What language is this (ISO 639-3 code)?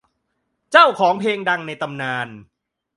tha